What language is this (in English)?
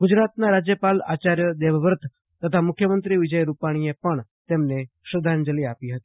Gujarati